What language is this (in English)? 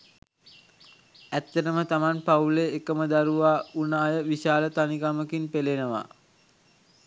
Sinhala